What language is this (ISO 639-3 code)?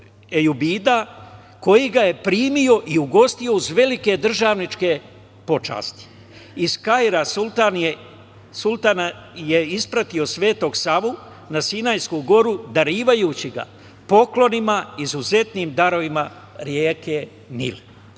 srp